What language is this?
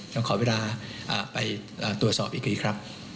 Thai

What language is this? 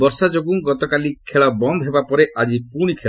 Odia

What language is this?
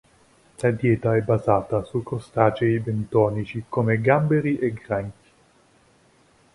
Italian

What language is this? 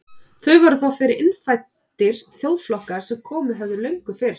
Icelandic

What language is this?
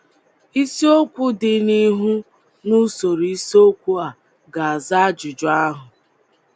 Igbo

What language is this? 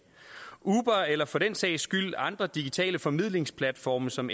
Danish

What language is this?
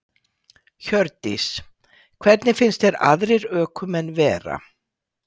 Icelandic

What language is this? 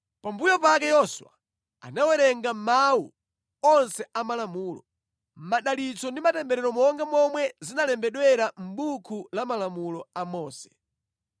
Nyanja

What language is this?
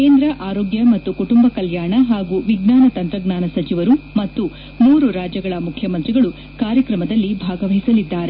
Kannada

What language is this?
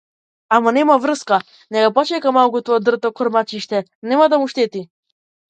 Macedonian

